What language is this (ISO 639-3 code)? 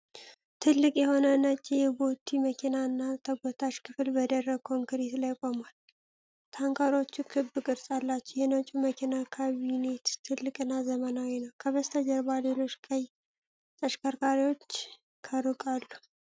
amh